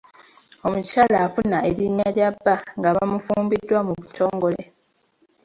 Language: Ganda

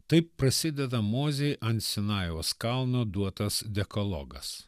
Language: Lithuanian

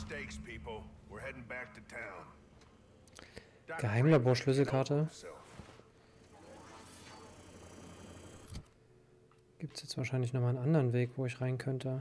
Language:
German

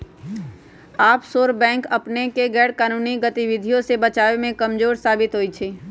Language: Magahi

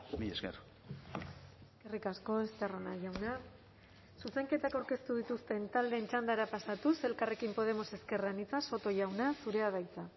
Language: Basque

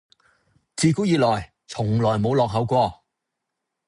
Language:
Cantonese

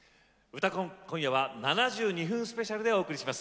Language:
Japanese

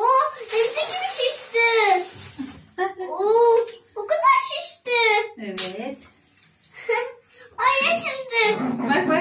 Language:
Turkish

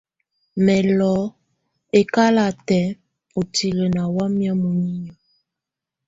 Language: Tunen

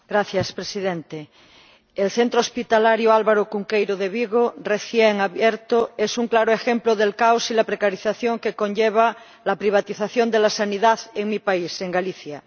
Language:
Spanish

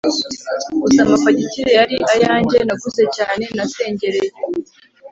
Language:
Kinyarwanda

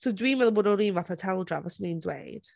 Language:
Welsh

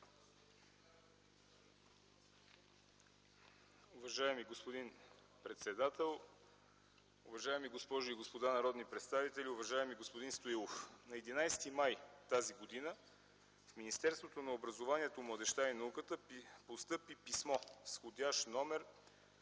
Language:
Bulgarian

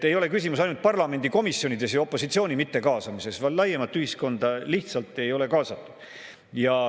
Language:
Estonian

